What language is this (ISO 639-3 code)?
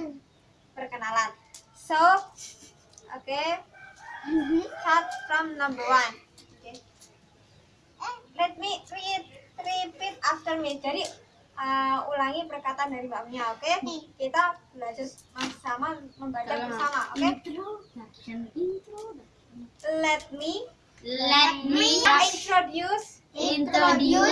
ind